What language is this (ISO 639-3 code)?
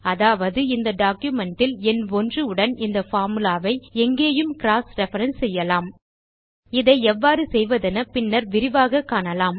tam